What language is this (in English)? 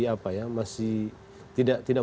Indonesian